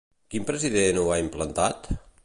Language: Catalan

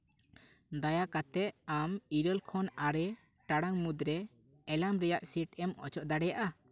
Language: Santali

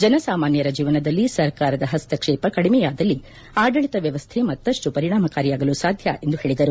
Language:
Kannada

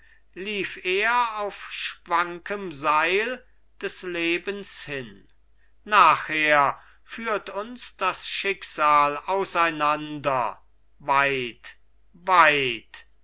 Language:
German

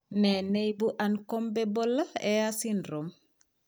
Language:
Kalenjin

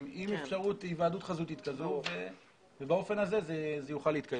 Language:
Hebrew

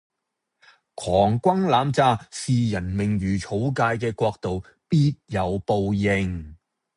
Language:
Cantonese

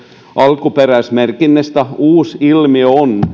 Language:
Finnish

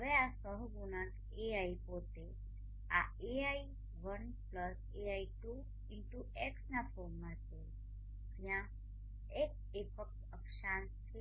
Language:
Gujarati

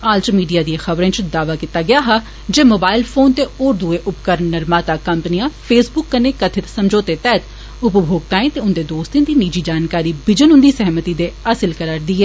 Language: Dogri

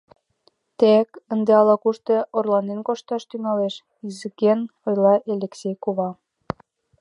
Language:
Mari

